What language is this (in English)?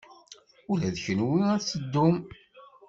Kabyle